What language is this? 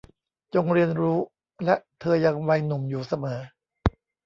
Thai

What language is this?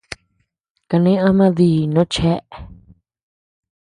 Tepeuxila Cuicatec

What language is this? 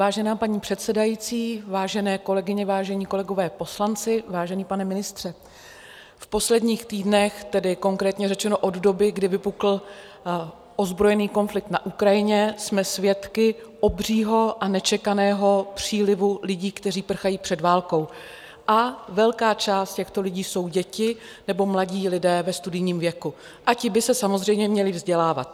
Czech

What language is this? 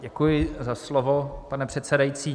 Czech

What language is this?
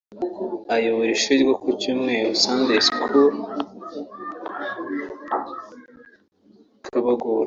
Kinyarwanda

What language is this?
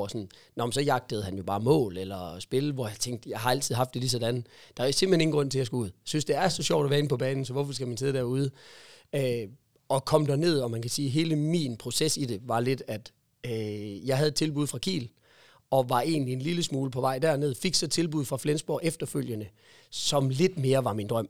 Danish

